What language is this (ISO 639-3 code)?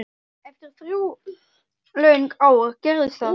isl